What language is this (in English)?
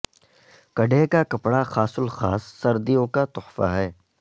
Urdu